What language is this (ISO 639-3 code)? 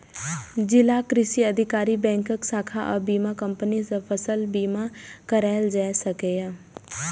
mai